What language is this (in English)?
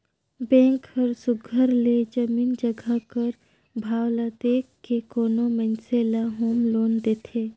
Chhattisgarhi